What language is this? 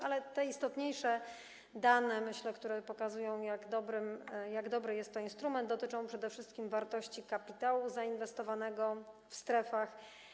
Polish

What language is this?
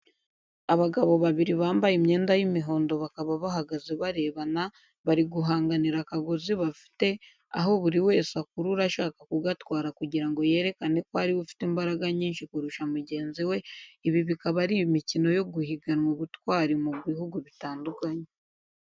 Kinyarwanda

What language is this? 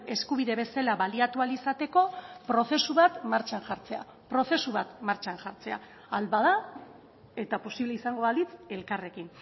Basque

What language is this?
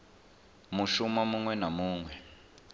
Venda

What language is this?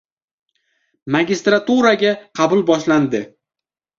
Uzbek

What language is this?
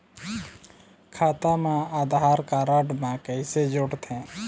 Chhattisgarhi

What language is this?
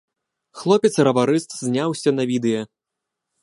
Belarusian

